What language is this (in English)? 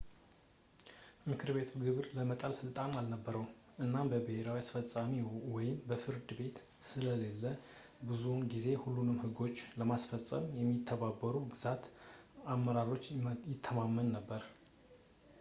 Amharic